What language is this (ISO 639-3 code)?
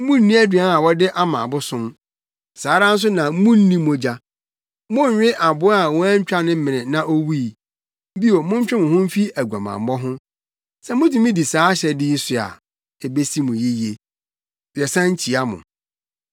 aka